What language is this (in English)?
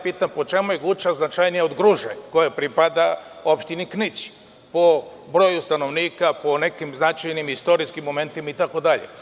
Serbian